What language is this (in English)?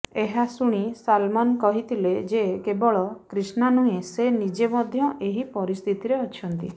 Odia